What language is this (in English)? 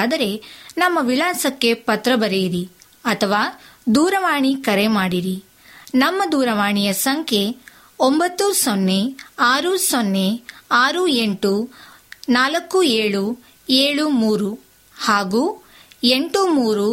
Kannada